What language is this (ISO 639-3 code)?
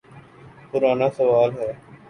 urd